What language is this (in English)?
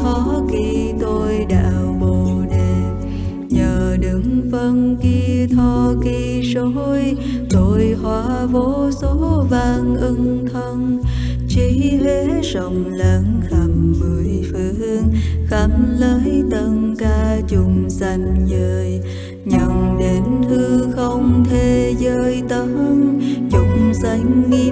Vietnamese